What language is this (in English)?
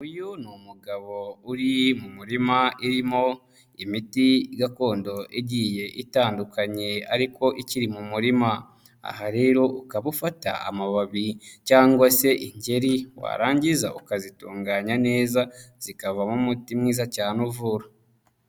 Kinyarwanda